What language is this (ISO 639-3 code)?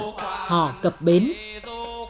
vie